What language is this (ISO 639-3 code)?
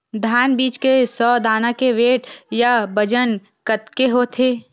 hne